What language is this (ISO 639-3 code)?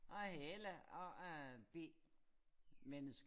dan